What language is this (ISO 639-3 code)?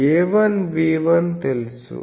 tel